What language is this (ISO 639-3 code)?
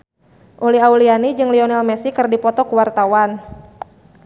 sun